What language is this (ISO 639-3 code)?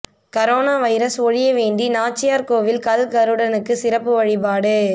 tam